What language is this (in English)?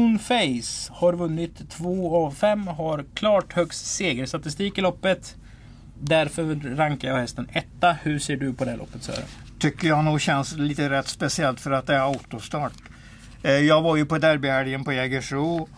Swedish